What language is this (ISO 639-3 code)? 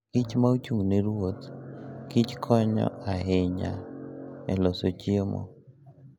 luo